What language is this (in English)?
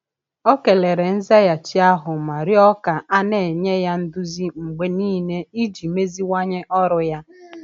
Igbo